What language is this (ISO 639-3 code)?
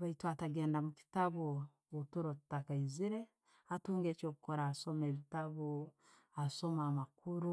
ttj